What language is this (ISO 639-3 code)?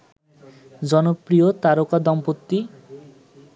ben